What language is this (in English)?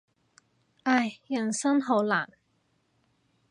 Cantonese